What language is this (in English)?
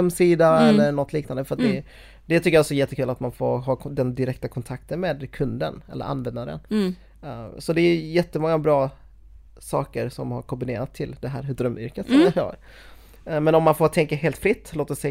Swedish